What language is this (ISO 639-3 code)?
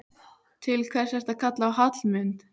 isl